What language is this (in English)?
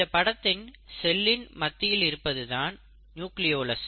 Tamil